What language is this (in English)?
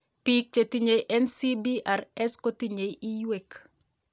Kalenjin